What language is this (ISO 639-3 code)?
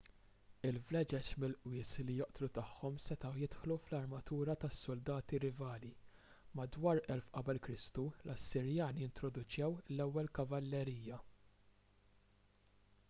mlt